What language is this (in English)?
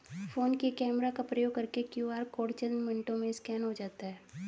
Hindi